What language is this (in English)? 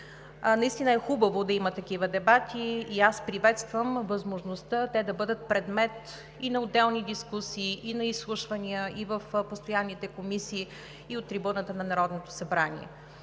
Bulgarian